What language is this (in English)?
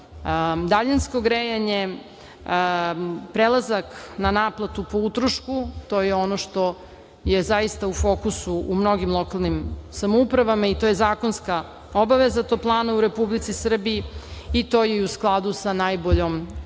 Serbian